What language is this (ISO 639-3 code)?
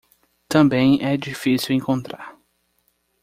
por